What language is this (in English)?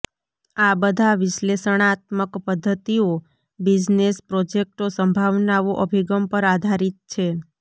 Gujarati